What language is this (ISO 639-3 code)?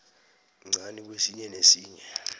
nbl